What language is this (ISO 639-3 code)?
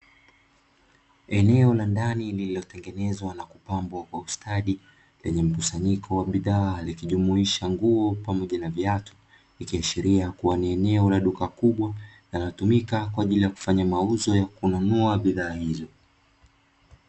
swa